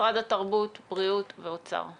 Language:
Hebrew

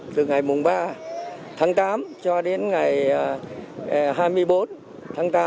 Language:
Vietnamese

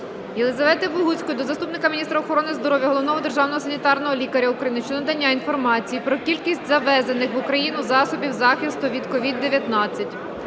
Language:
Ukrainian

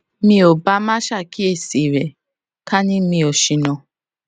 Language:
Yoruba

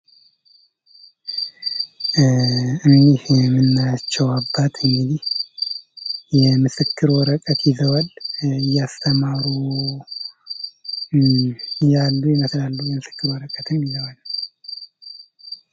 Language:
Amharic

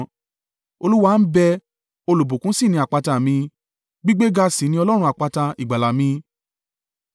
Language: Yoruba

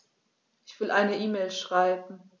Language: German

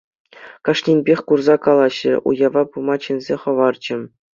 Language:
Chuvash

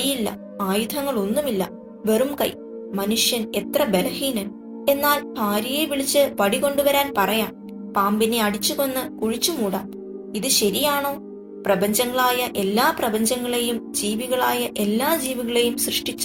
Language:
Malayalam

